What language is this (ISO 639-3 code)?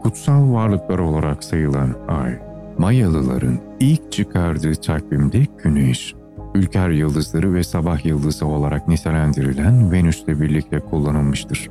tur